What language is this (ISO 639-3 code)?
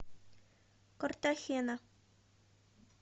rus